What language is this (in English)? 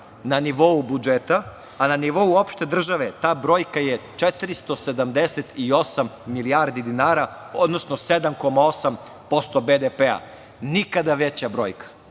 Serbian